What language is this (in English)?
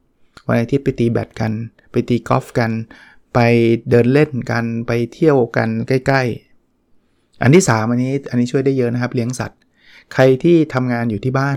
Thai